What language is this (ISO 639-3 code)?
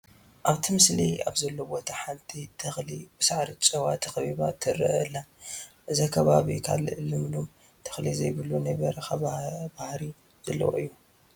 tir